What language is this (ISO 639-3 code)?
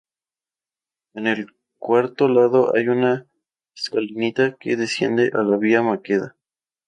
spa